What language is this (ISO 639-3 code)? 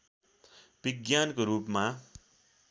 nep